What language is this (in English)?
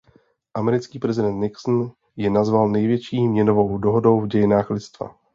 Czech